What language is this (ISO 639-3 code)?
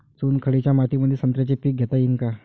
mar